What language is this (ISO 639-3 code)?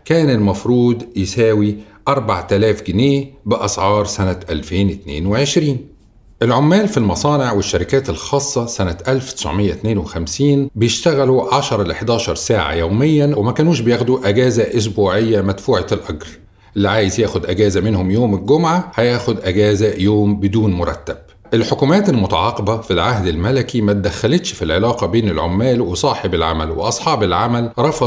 ara